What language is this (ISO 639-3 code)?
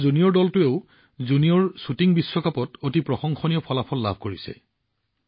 asm